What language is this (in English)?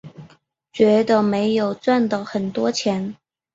Chinese